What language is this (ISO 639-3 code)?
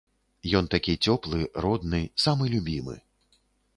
bel